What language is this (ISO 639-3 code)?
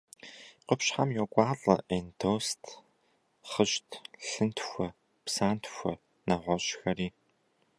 kbd